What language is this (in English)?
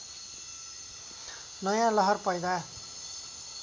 Nepali